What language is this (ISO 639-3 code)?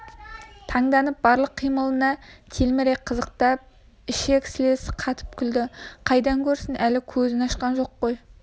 kaz